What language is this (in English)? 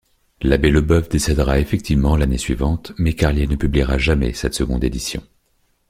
French